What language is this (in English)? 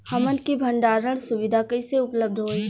Bhojpuri